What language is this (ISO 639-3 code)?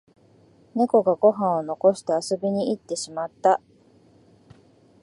jpn